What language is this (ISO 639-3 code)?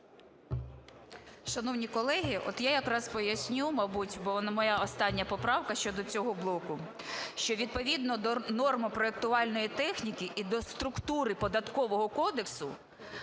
ukr